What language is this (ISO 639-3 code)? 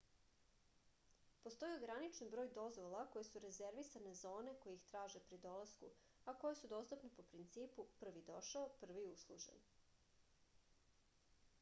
srp